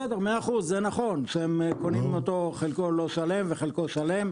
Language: Hebrew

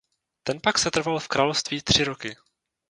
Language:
Czech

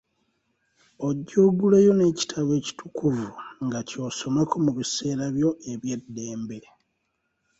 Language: Ganda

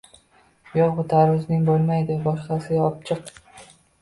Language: Uzbek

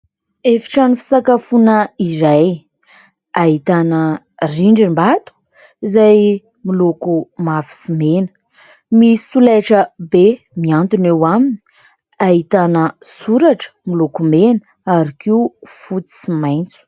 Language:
Malagasy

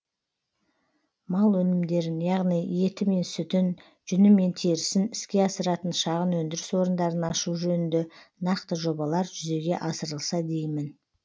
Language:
Kazakh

